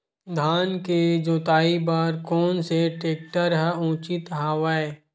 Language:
Chhattisgarhi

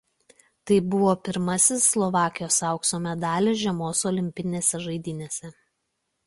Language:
Lithuanian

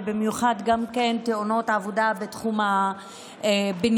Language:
Hebrew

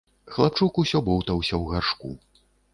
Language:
Belarusian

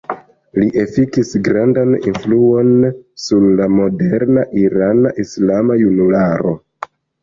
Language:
Esperanto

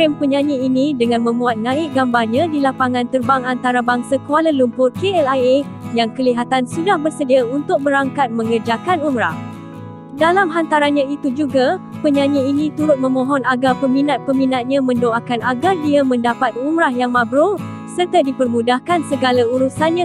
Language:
Malay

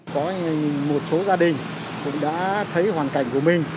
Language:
Vietnamese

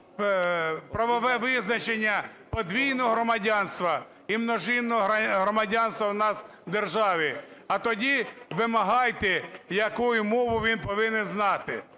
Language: Ukrainian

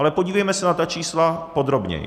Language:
Czech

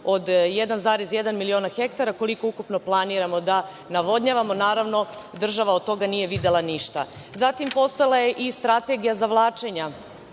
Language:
Serbian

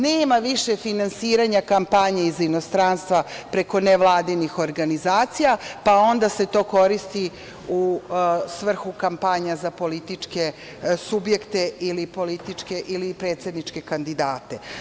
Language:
Serbian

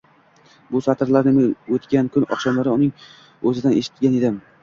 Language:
Uzbek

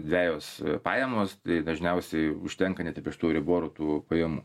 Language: Lithuanian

